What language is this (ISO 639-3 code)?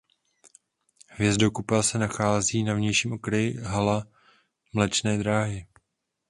ces